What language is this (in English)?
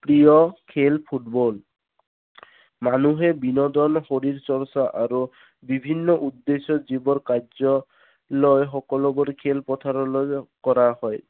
Assamese